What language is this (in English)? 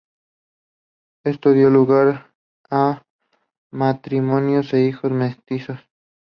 Spanish